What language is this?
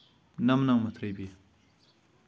Kashmiri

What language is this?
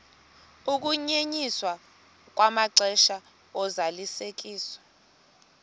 Xhosa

